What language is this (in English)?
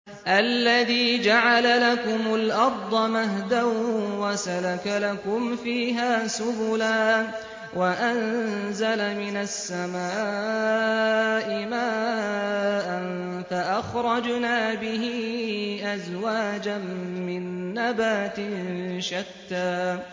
Arabic